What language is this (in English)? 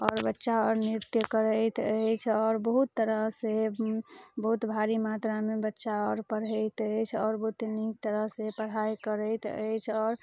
Maithili